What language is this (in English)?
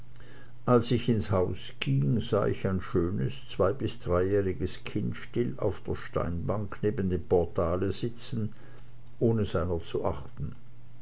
German